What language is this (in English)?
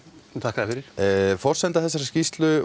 Icelandic